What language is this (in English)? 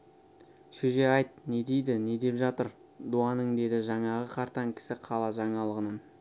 Kazakh